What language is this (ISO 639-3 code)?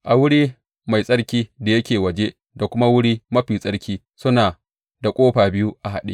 hau